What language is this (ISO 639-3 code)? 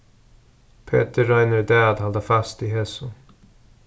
fao